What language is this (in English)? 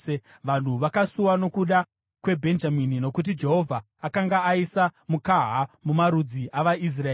Shona